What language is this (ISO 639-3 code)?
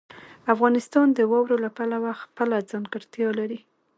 pus